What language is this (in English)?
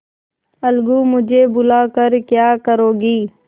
Hindi